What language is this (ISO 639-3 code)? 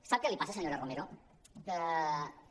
cat